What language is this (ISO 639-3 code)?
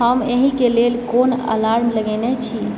mai